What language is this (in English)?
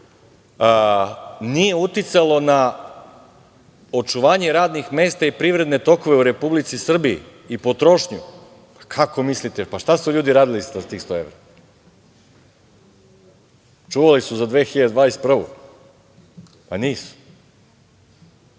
Serbian